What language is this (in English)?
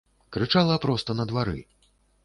Belarusian